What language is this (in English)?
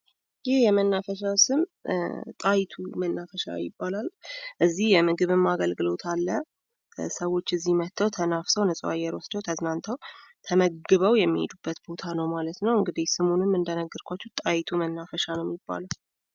Amharic